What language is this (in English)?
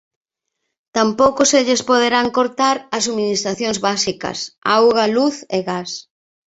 Galician